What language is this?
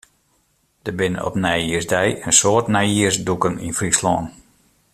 Western Frisian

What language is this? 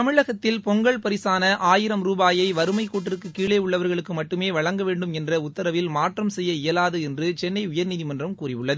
Tamil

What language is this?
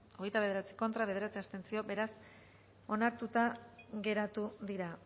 Basque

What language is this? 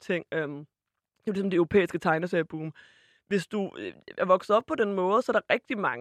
Danish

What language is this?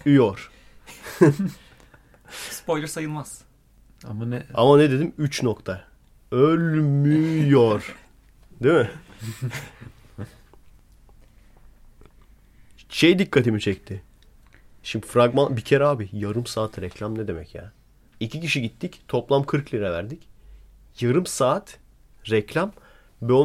Turkish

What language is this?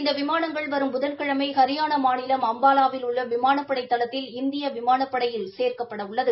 Tamil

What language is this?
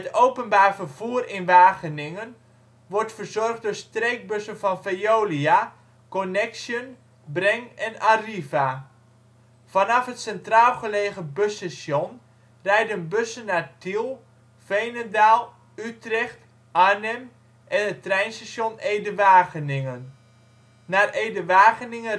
Dutch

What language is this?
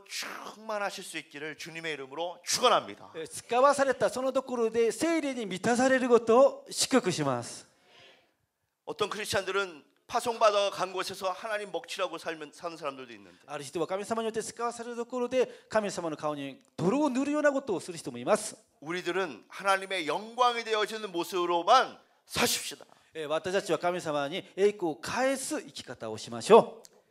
Korean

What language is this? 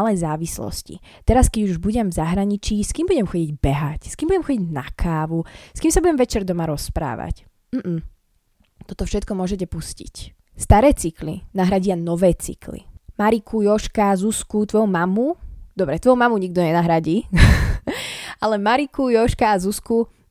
Slovak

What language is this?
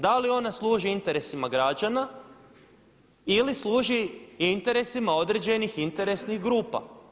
Croatian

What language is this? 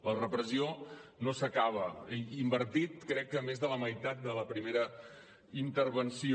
Catalan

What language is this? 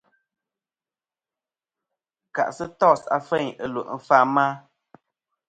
Kom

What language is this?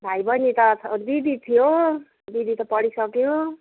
Nepali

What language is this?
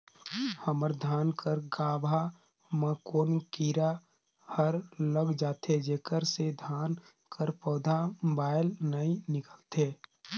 Chhattisgarhi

